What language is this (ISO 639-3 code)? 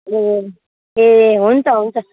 nep